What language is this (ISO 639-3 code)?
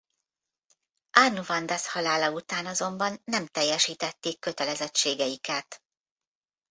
hun